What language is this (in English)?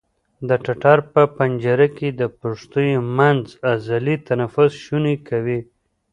Pashto